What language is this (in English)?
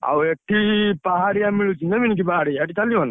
Odia